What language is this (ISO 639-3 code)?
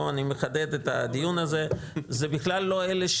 heb